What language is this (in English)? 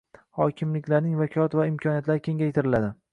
Uzbek